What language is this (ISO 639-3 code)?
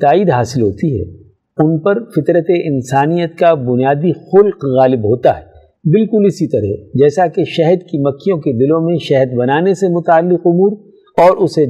urd